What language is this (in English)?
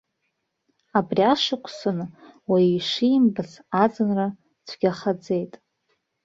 Abkhazian